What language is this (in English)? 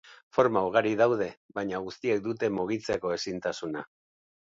Basque